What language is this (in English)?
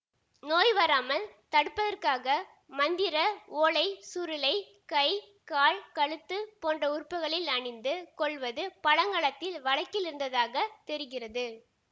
Tamil